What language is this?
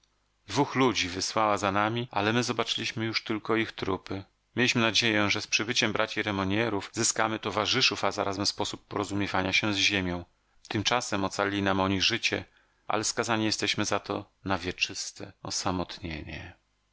Polish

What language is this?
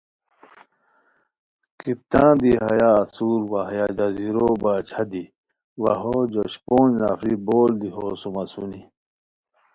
Khowar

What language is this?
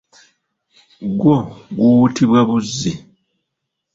Ganda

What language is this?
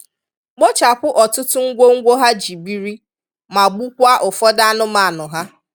Igbo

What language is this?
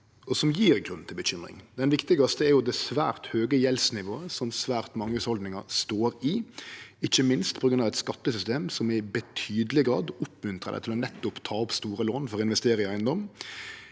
Norwegian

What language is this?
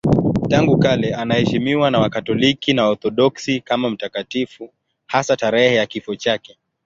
Swahili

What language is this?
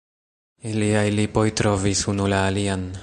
Esperanto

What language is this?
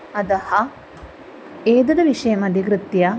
Sanskrit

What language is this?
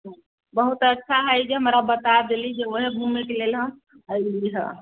Maithili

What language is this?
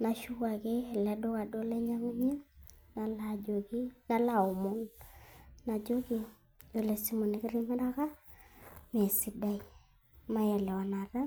Masai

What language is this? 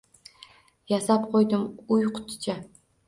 Uzbek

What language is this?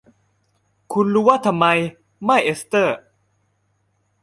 Thai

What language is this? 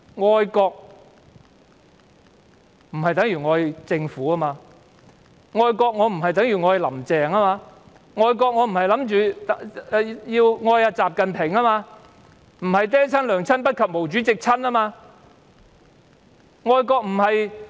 Cantonese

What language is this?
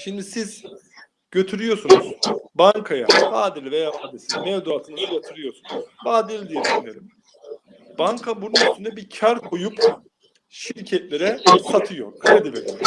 Turkish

